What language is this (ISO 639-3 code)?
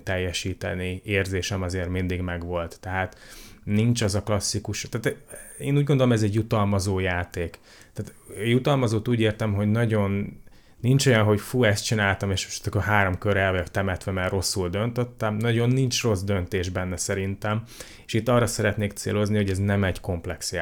hun